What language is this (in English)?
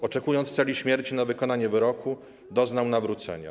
Polish